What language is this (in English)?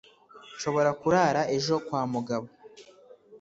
Kinyarwanda